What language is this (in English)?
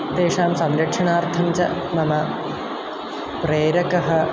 Sanskrit